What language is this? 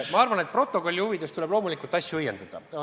Estonian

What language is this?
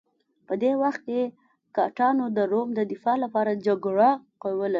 Pashto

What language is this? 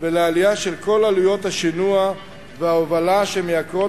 Hebrew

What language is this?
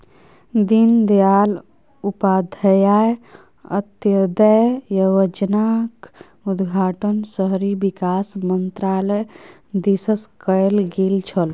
Maithili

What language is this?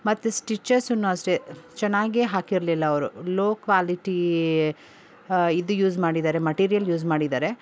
Kannada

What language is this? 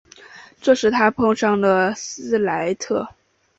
Chinese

